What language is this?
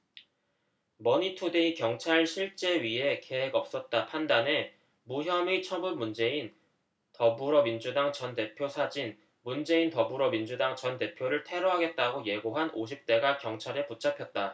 Korean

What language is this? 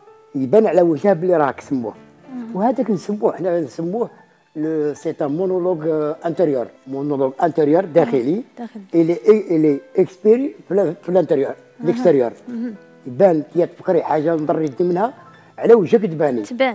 Arabic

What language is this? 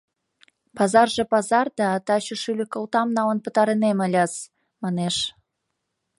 Mari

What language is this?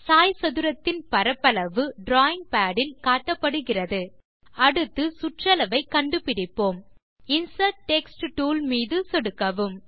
Tamil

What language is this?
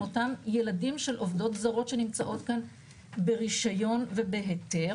Hebrew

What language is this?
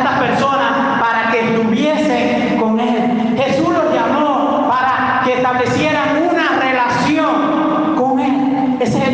Spanish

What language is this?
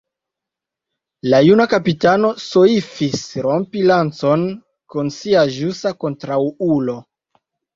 Esperanto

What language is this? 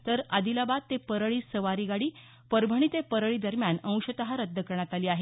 Marathi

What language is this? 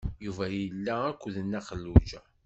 Kabyle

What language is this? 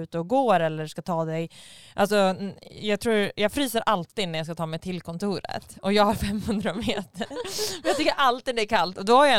Swedish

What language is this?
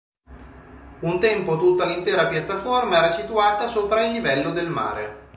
Italian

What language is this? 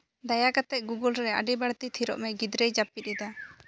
Santali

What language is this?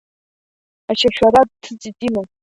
Abkhazian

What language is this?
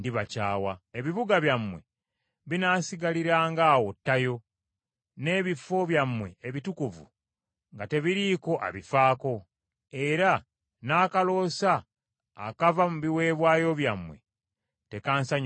Ganda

